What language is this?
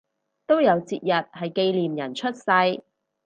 Cantonese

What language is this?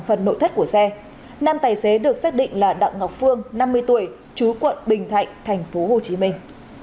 Vietnamese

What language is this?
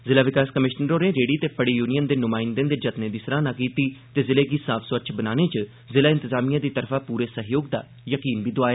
Dogri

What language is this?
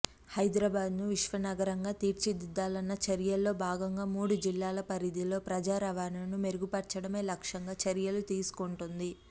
Telugu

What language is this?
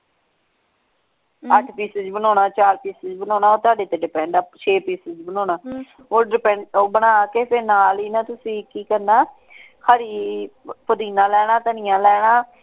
Punjabi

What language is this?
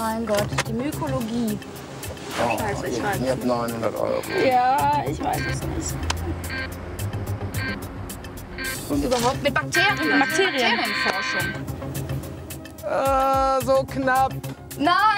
German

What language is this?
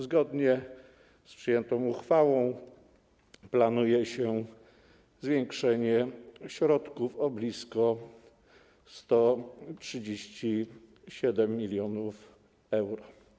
Polish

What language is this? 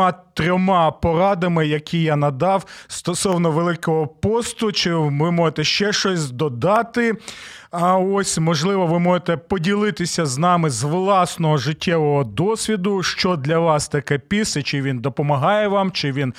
Ukrainian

